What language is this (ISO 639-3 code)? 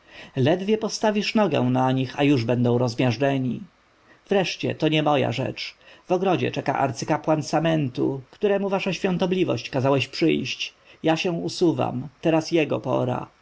pol